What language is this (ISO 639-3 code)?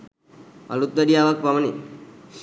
sin